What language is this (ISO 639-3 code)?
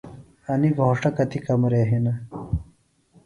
phl